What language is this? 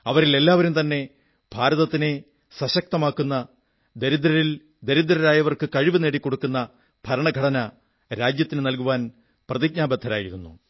Malayalam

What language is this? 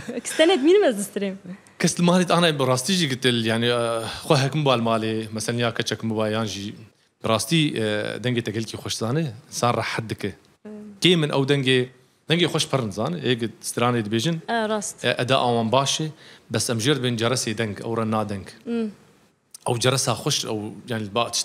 Arabic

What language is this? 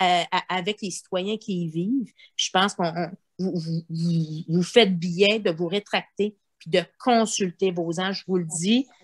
French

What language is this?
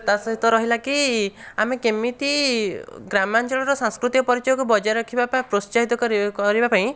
Odia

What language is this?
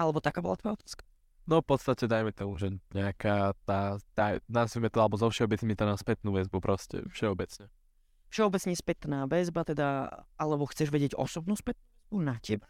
Slovak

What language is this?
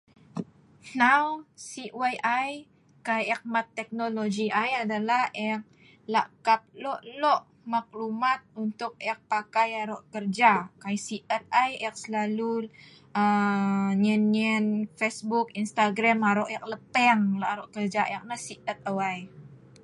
Sa'ban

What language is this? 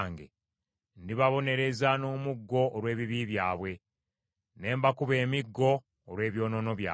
Ganda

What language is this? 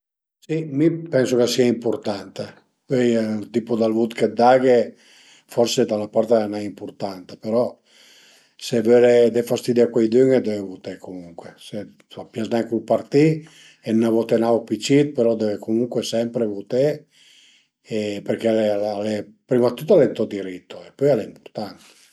Piedmontese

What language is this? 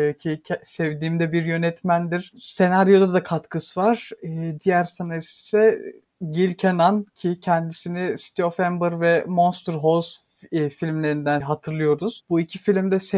Turkish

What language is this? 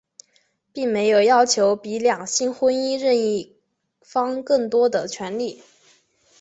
Chinese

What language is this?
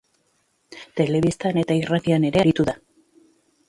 Basque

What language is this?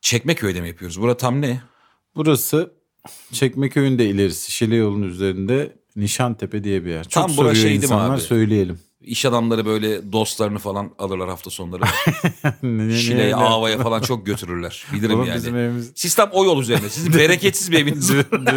Turkish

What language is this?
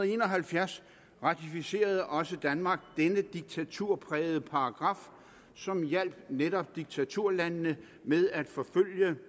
Danish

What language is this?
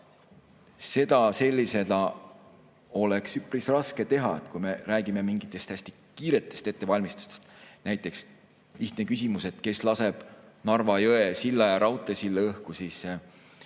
Estonian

